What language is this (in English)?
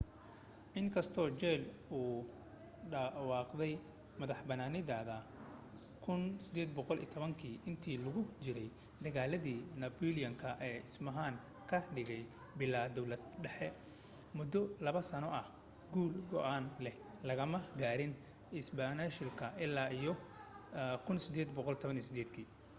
Somali